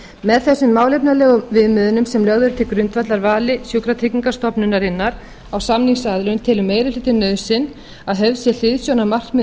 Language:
Icelandic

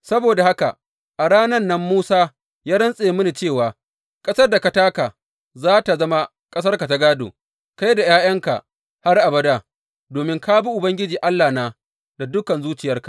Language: Hausa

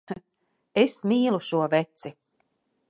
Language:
Latvian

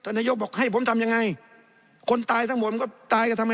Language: Thai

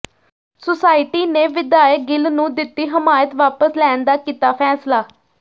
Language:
Punjabi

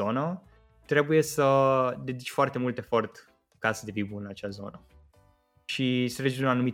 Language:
Romanian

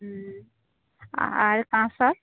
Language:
Bangla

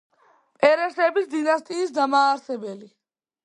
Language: Georgian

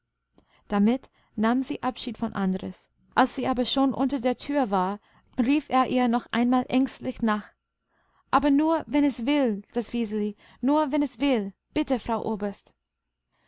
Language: German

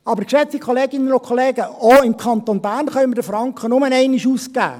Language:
Swiss German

